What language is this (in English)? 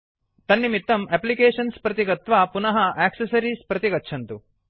Sanskrit